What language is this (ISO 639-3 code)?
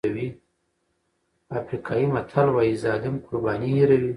pus